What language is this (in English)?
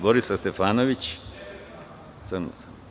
Serbian